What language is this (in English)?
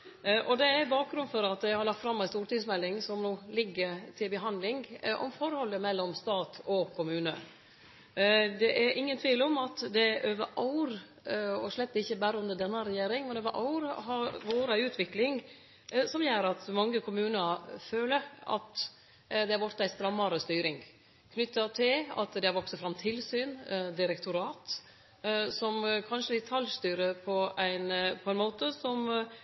Norwegian Nynorsk